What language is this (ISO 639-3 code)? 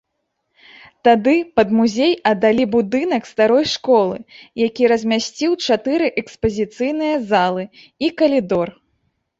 bel